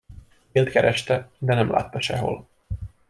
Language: Hungarian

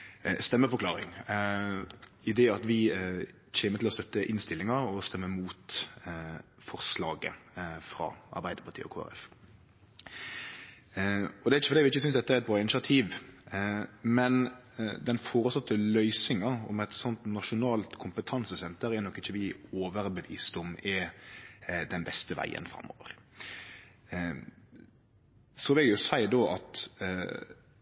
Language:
Norwegian Nynorsk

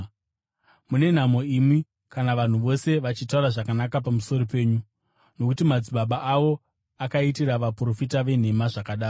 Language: Shona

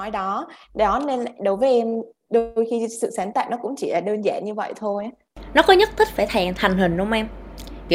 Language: Vietnamese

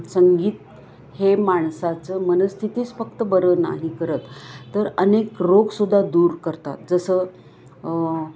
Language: Marathi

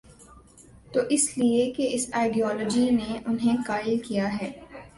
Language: Urdu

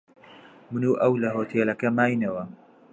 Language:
Central Kurdish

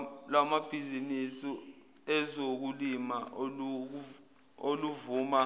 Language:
Zulu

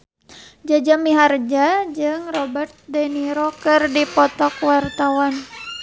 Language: Sundanese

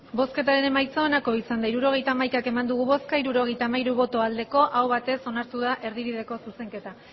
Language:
Basque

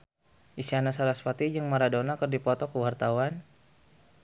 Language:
Sundanese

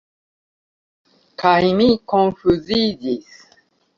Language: Esperanto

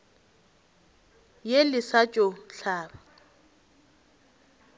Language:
Northern Sotho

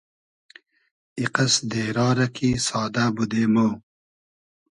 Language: Hazaragi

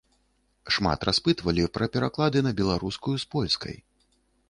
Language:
Belarusian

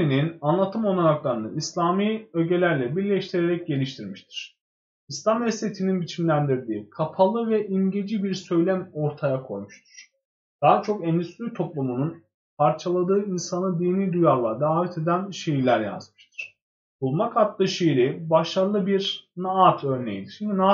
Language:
Turkish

